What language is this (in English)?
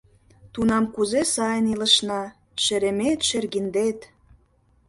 Mari